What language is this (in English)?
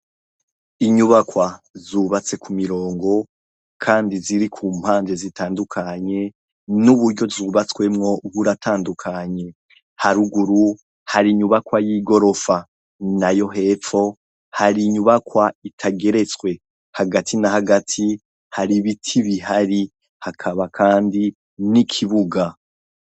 Rundi